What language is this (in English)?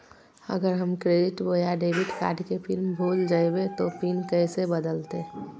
Magahi